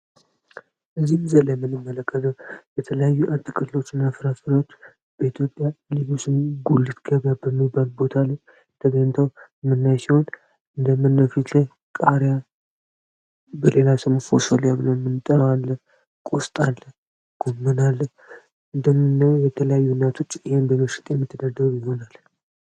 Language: Amharic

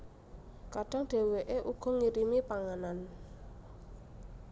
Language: Javanese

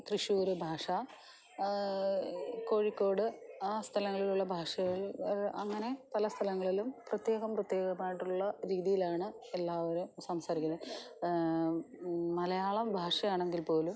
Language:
Malayalam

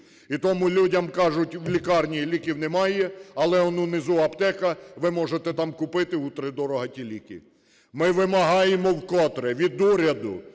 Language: Ukrainian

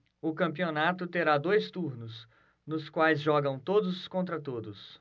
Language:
Portuguese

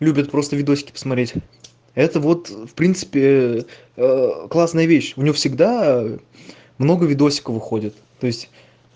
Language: Russian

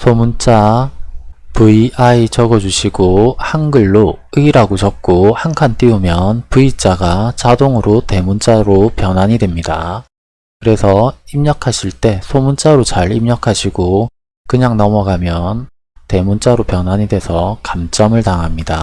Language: Korean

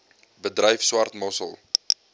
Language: Afrikaans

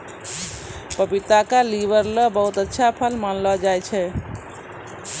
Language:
Maithili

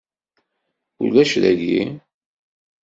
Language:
Kabyle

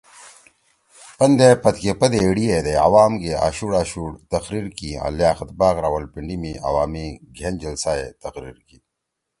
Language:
Torwali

